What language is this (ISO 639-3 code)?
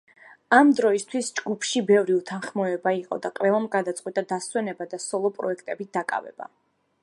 kat